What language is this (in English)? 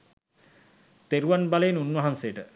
Sinhala